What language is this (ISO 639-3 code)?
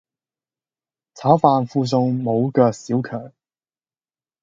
yue